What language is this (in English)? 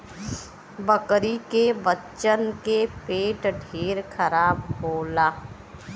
Bhojpuri